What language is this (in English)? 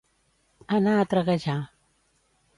Catalan